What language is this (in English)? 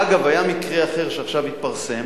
Hebrew